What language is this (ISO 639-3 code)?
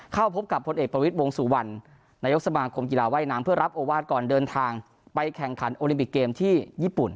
tha